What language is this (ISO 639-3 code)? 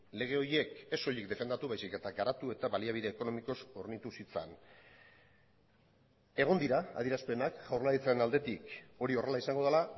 eus